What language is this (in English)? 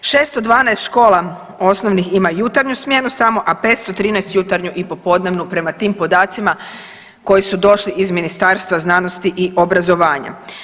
Croatian